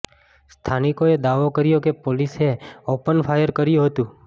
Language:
Gujarati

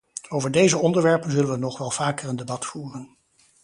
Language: Dutch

